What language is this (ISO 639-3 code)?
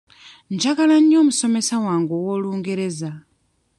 lug